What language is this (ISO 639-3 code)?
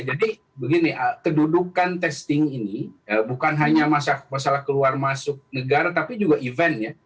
ind